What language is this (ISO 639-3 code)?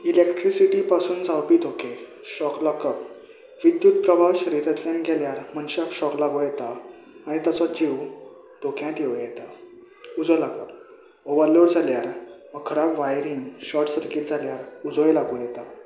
kok